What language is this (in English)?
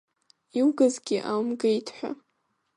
Abkhazian